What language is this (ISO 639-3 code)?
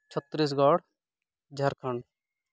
sat